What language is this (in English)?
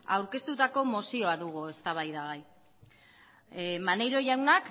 Basque